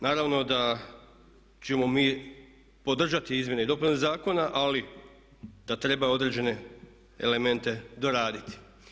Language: Croatian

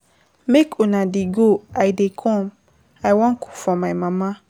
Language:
Nigerian Pidgin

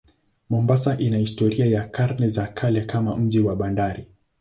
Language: Swahili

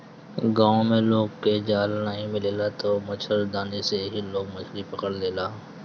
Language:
Bhojpuri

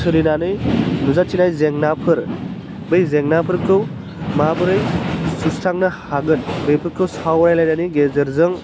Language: Bodo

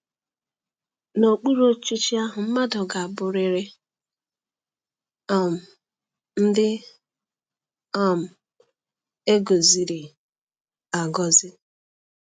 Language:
Igbo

